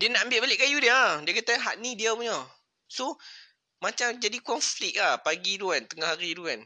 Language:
Malay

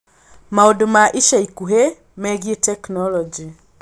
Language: Kikuyu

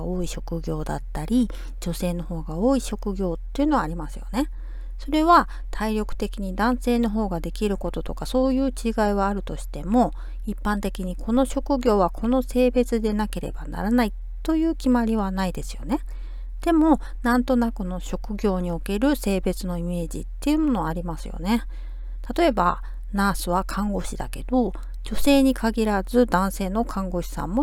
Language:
Japanese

